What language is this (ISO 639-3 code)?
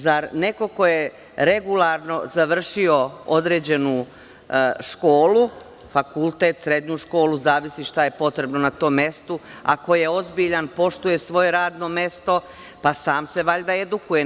srp